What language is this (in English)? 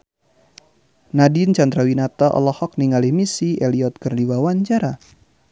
Sundanese